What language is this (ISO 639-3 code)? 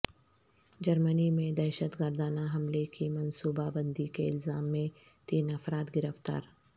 urd